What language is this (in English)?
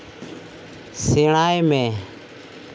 Santali